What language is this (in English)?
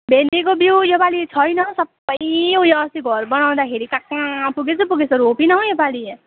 Nepali